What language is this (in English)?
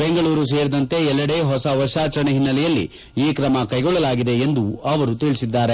Kannada